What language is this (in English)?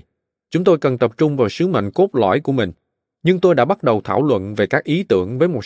Vietnamese